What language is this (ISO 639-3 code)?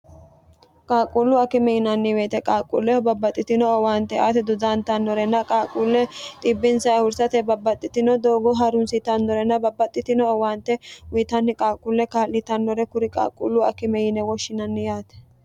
sid